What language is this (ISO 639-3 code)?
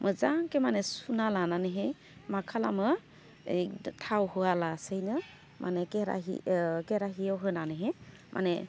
brx